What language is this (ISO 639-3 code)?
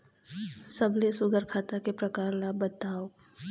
hne